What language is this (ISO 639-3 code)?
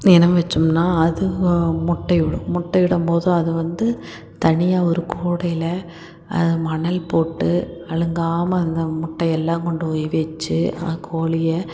tam